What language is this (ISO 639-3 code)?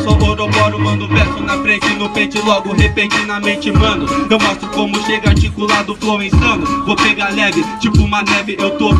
por